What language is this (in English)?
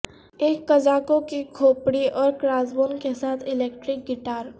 Urdu